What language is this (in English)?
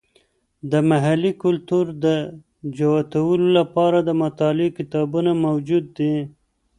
Pashto